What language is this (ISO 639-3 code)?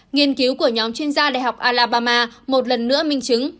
vie